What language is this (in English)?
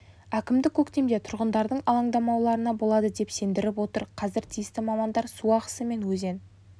Kazakh